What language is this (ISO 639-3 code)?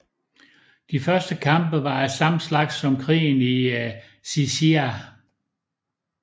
dan